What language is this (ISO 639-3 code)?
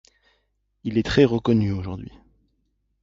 fra